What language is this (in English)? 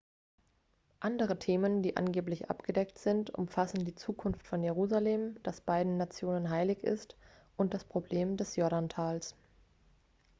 German